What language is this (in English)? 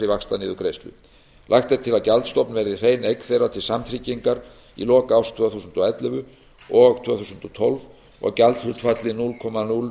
Icelandic